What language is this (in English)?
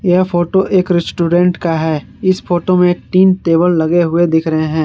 Hindi